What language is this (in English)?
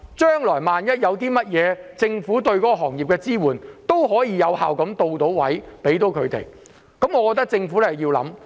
Cantonese